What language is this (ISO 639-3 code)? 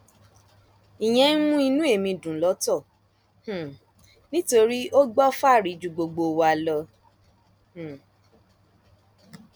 yor